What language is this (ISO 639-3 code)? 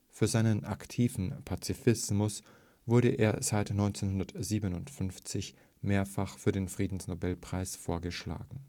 deu